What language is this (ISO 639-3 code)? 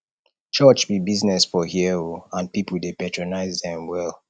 pcm